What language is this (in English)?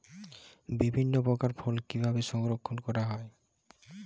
Bangla